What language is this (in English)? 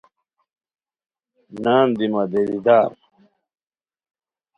Khowar